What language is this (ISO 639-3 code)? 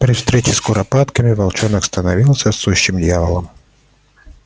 rus